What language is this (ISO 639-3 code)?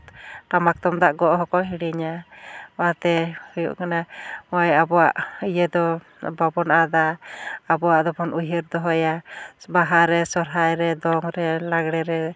sat